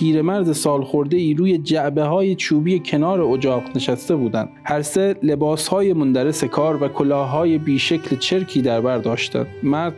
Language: Persian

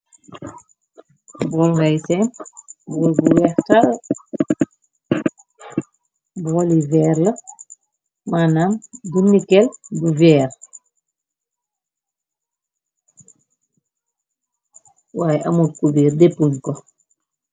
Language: Wolof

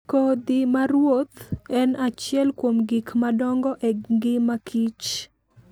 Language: Luo (Kenya and Tanzania)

